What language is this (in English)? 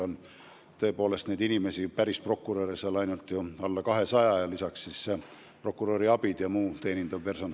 Estonian